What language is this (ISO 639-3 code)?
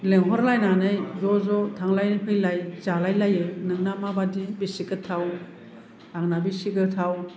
brx